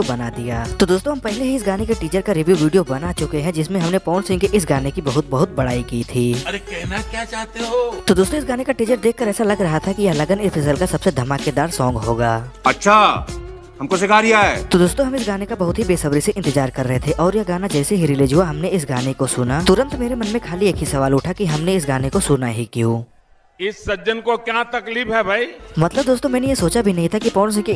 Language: Hindi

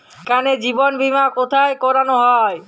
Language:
Bangla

